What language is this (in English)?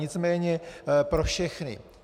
Czech